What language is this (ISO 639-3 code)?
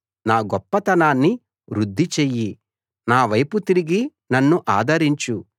tel